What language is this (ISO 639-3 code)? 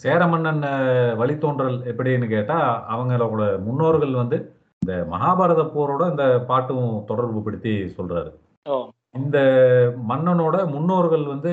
tam